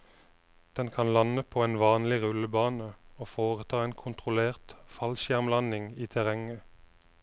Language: Norwegian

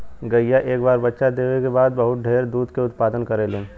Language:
Bhojpuri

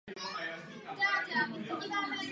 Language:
Czech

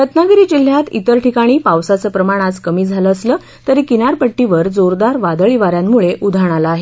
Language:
Marathi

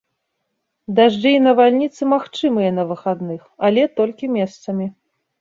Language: Belarusian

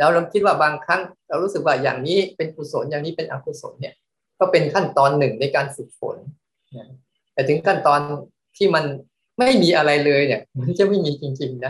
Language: Thai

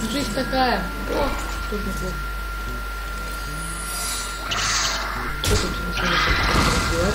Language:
Russian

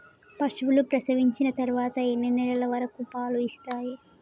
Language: Telugu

